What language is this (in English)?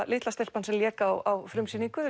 Icelandic